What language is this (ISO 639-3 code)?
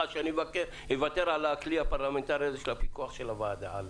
heb